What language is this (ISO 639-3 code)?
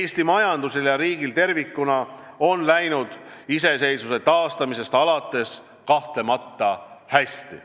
est